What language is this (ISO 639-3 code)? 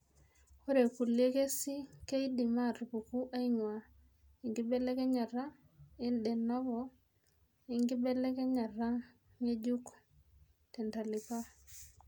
mas